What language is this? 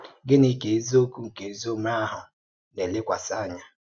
Igbo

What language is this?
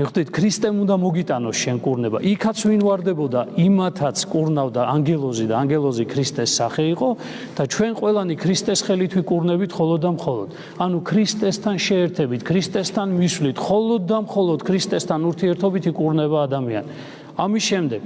Turkish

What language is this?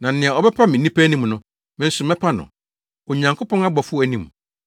Akan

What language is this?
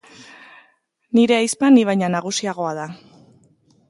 Basque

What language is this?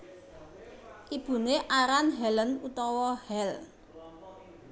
Javanese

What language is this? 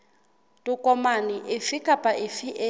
Southern Sotho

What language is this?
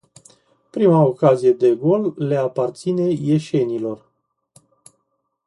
Romanian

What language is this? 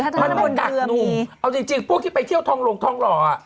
Thai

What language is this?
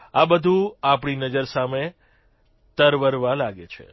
Gujarati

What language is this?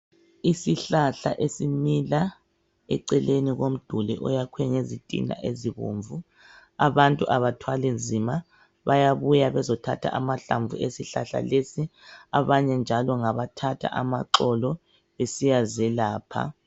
North Ndebele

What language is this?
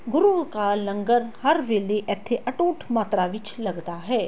Punjabi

